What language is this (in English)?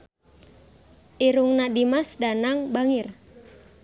Sundanese